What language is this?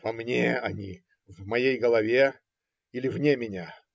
Russian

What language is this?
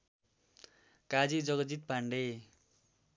Nepali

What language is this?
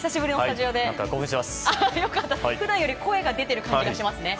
Japanese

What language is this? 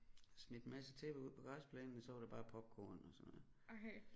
Danish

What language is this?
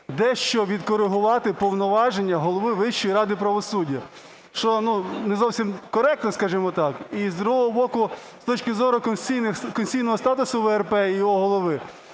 Ukrainian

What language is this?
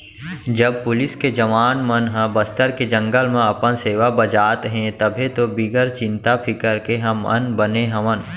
Chhattisgarhi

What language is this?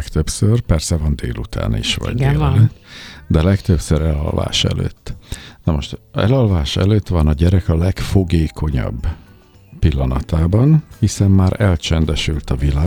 Hungarian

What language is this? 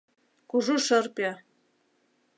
Mari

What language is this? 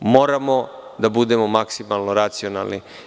Serbian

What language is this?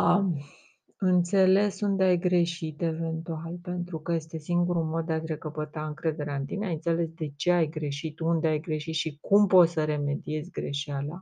Romanian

